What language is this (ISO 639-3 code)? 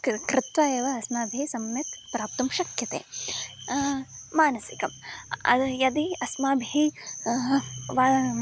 san